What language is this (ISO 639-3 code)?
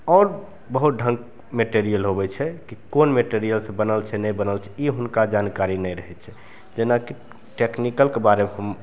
mai